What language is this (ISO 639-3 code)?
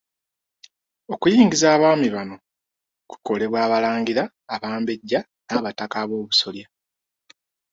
lug